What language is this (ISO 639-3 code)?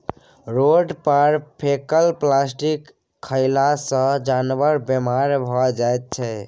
mai